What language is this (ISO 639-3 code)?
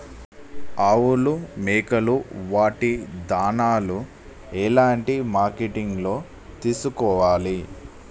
tel